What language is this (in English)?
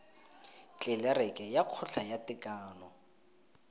Tswana